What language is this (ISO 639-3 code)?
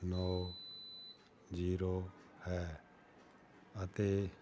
pan